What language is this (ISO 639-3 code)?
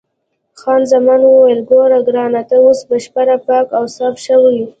pus